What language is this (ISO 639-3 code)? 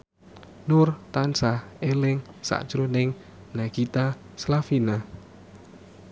jav